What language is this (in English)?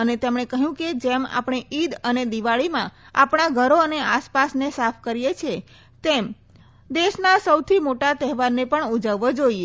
Gujarati